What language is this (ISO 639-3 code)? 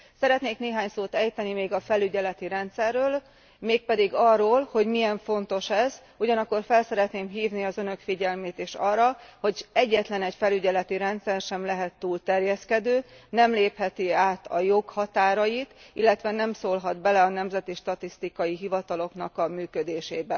hun